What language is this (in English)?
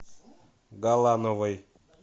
Russian